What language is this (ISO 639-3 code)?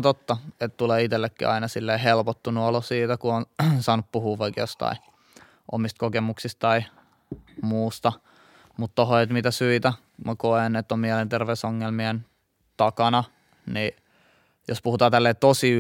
fin